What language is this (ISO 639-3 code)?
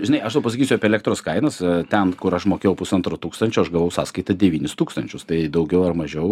lit